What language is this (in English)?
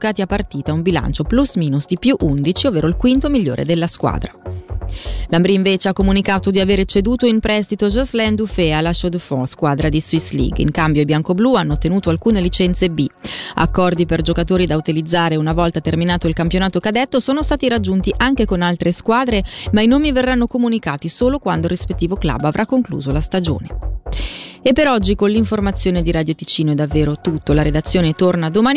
Italian